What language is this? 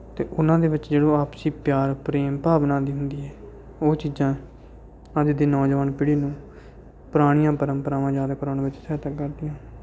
Punjabi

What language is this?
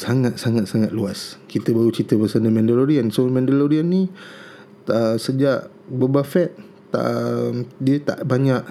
Malay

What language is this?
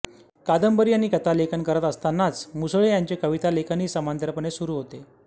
Marathi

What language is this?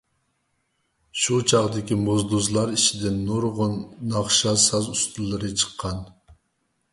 Uyghur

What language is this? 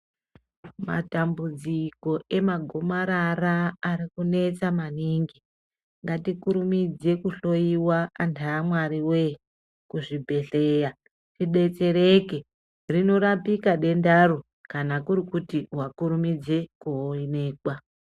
Ndau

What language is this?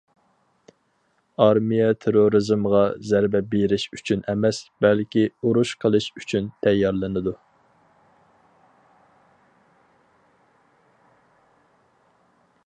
Uyghur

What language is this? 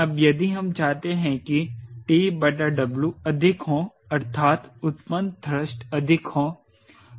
Hindi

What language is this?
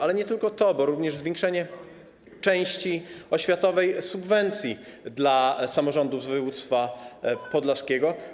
Polish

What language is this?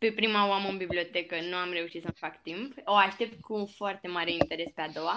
Romanian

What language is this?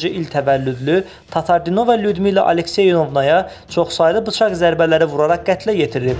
Turkish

